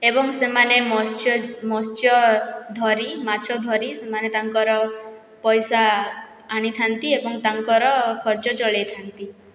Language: Odia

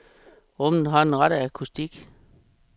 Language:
Danish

